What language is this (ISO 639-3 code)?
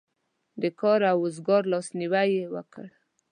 pus